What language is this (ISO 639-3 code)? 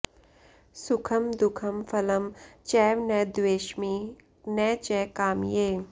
san